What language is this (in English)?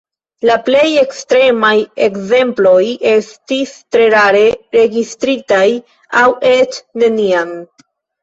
Esperanto